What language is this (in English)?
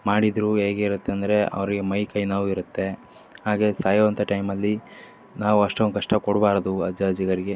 Kannada